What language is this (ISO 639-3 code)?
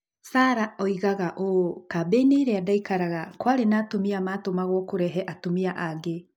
kik